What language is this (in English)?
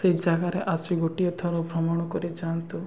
Odia